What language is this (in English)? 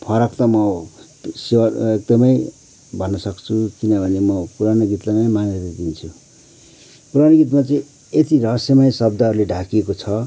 Nepali